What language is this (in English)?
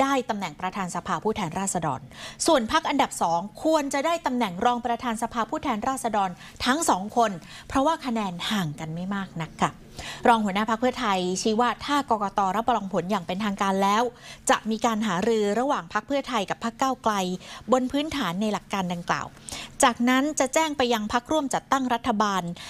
Thai